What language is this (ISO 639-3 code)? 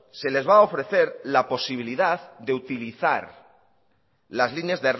spa